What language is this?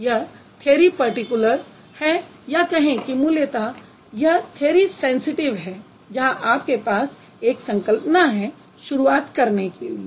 Hindi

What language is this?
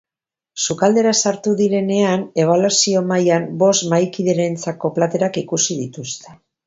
Basque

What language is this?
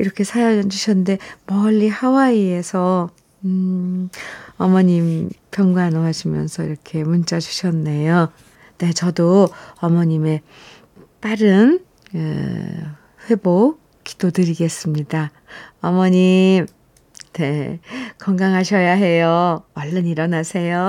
Korean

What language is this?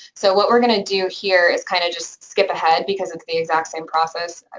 English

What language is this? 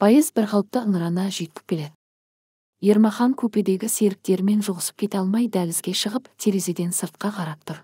Turkish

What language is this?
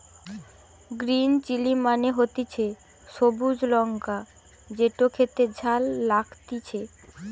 Bangla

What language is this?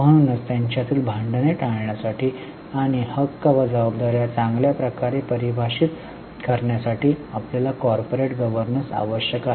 Marathi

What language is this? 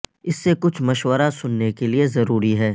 Urdu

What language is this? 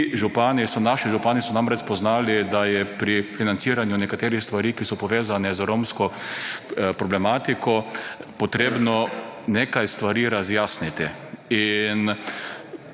Slovenian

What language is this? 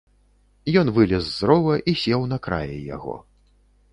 Belarusian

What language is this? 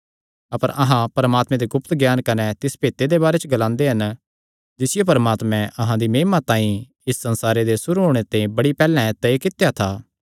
Kangri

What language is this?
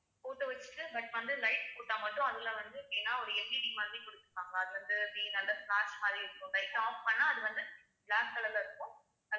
Tamil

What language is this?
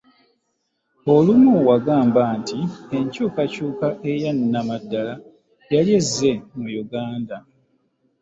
Ganda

